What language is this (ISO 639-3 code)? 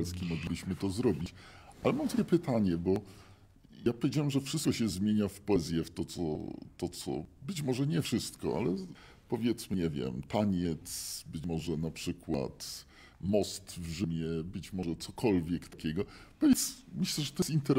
pol